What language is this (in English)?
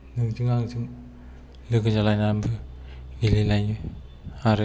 Bodo